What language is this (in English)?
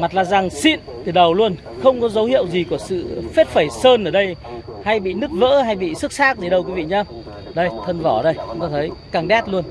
Vietnamese